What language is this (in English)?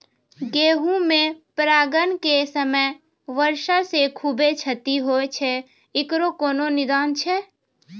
Maithili